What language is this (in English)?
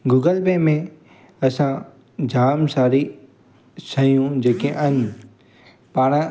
Sindhi